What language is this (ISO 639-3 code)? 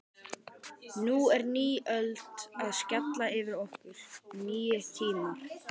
isl